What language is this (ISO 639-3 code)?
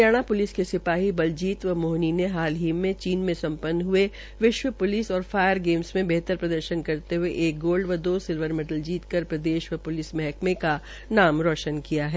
hin